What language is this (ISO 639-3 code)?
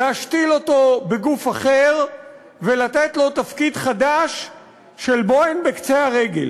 heb